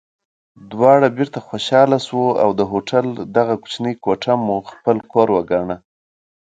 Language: Pashto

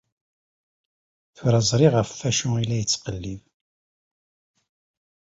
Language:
Kabyle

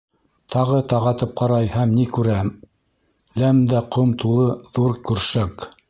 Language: Bashkir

